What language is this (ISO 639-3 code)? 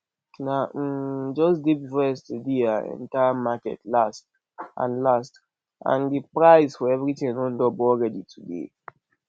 pcm